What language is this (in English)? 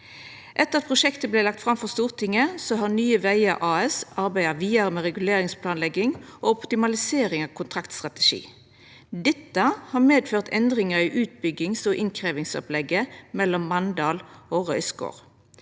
Norwegian